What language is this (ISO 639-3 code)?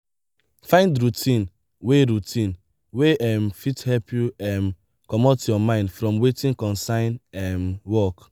pcm